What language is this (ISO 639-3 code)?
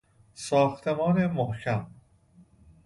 fas